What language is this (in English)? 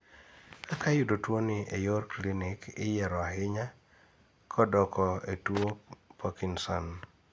Luo (Kenya and Tanzania)